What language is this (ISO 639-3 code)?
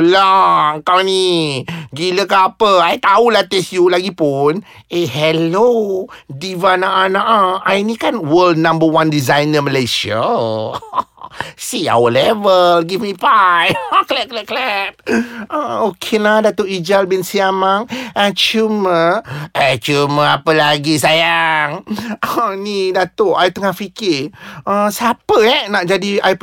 msa